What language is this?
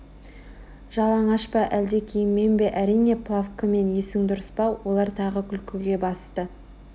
Kazakh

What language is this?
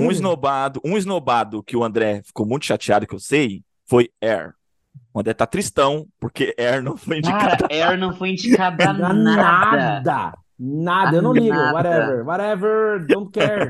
Portuguese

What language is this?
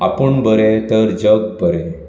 Konkani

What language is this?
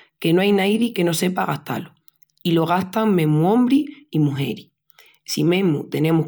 Extremaduran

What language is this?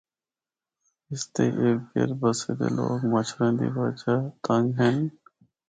Northern Hindko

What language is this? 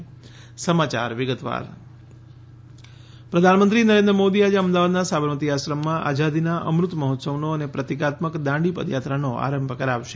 Gujarati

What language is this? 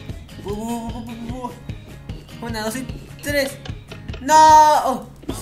Spanish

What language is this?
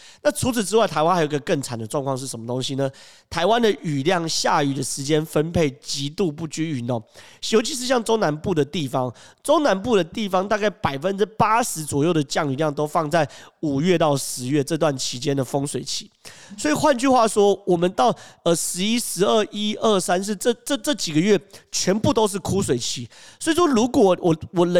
Chinese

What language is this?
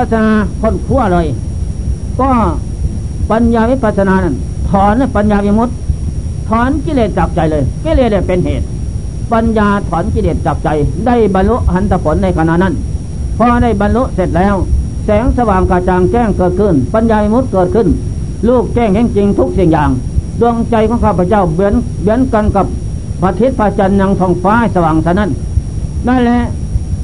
Thai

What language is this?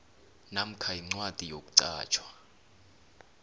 South Ndebele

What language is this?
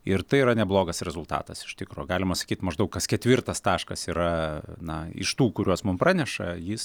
Lithuanian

